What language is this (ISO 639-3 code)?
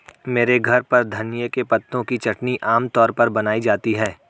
hin